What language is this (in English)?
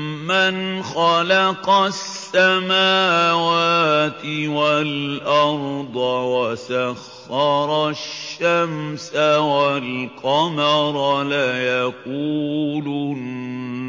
Arabic